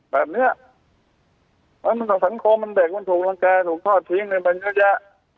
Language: Thai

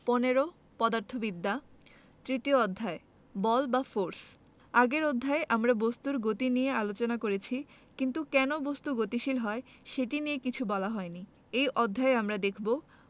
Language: Bangla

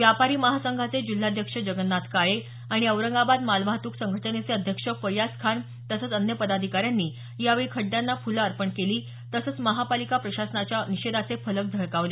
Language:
Marathi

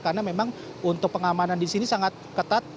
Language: Indonesian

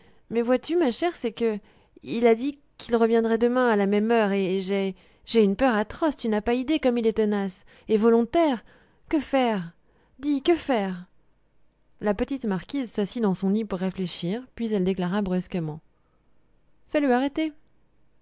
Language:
French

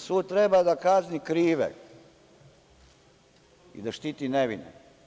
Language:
Serbian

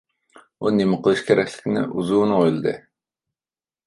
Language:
Uyghur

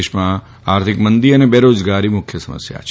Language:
Gujarati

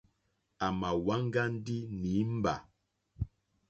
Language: Mokpwe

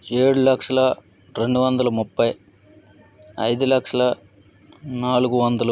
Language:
Telugu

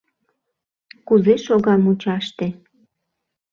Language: Mari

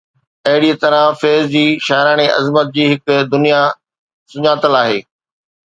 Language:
Sindhi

